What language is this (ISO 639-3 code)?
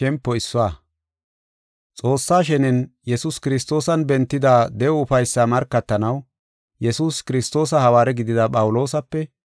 gof